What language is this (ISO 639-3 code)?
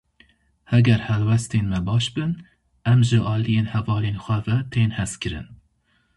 kur